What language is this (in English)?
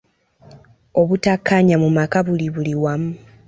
Ganda